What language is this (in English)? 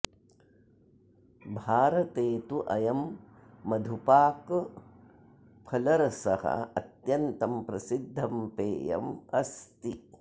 Sanskrit